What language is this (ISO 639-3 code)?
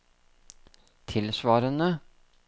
nor